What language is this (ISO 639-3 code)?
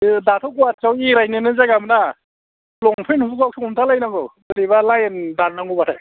brx